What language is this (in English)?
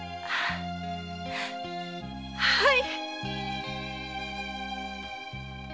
Japanese